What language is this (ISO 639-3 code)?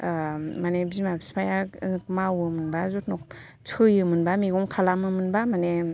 brx